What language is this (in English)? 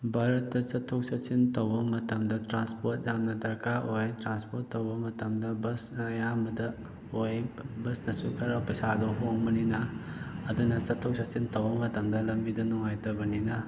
Manipuri